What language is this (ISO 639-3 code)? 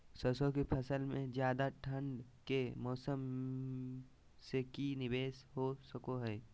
mag